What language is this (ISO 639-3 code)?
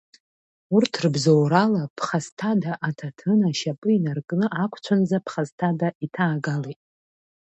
abk